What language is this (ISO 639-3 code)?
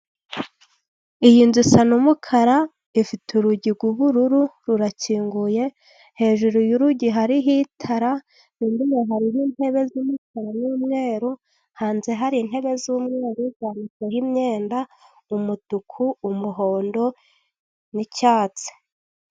kin